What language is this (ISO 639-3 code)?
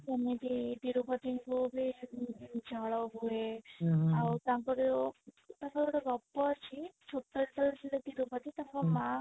ori